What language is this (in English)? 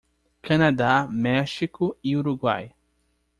Portuguese